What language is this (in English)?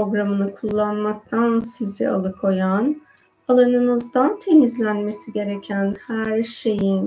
Turkish